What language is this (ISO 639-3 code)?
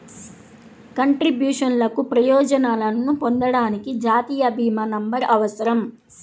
tel